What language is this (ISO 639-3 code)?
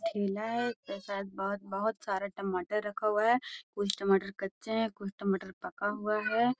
mag